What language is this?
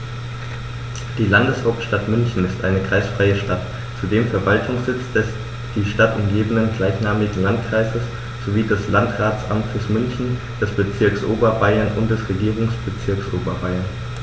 German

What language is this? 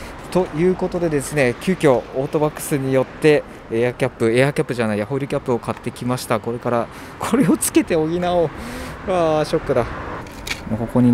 Japanese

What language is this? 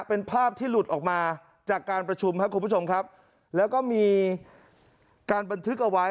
Thai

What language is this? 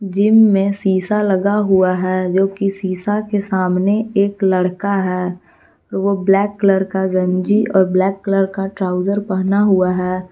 Hindi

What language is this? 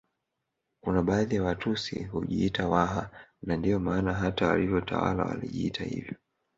Swahili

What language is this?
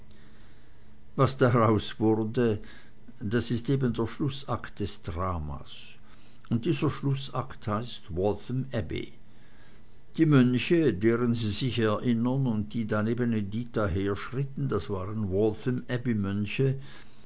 German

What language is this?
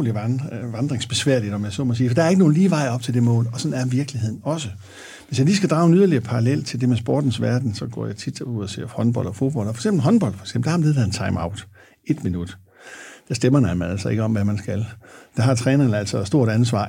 Danish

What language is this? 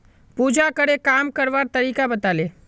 Magahi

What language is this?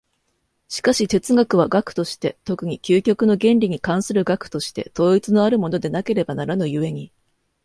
Japanese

